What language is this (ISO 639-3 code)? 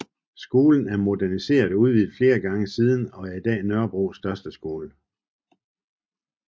dan